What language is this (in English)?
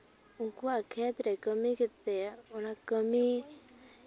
Santali